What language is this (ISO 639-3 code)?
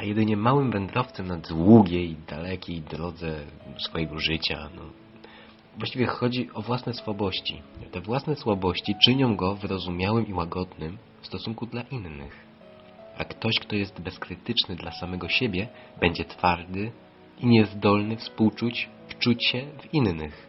pol